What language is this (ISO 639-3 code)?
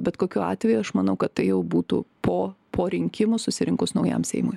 lit